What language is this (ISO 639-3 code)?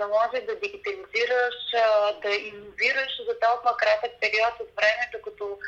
bul